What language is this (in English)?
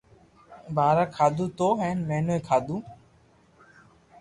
Loarki